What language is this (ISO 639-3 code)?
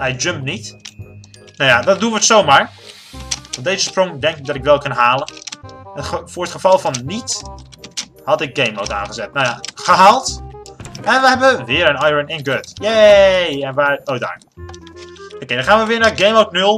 nld